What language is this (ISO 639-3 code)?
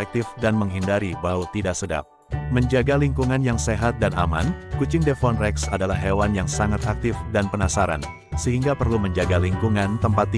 ind